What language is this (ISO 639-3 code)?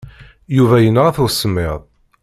kab